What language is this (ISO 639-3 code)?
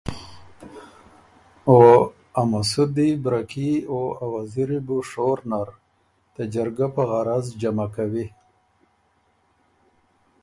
oru